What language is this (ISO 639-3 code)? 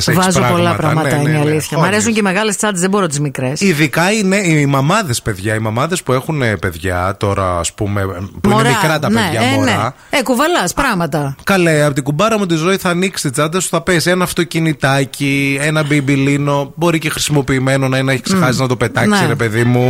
ell